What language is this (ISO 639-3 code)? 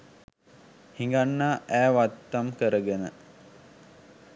sin